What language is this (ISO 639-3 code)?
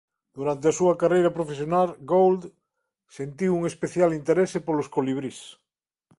glg